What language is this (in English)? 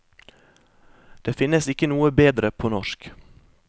Norwegian